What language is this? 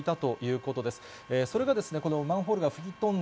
Japanese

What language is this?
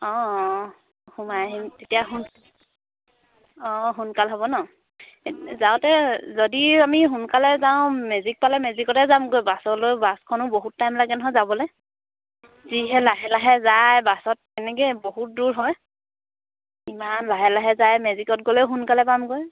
Assamese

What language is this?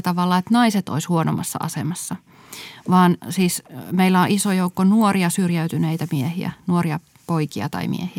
Finnish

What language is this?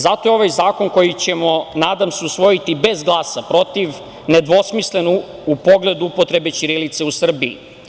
Serbian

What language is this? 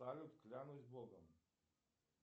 Russian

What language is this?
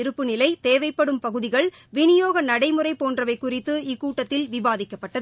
Tamil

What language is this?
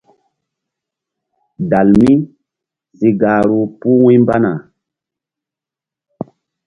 Mbum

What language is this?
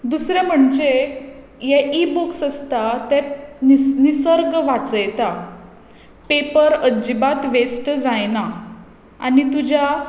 Konkani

